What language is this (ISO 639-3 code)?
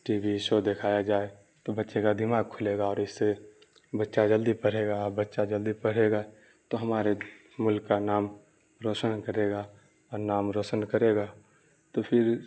urd